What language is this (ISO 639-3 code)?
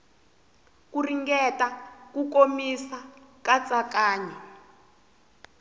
tso